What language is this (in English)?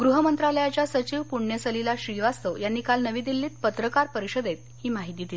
Marathi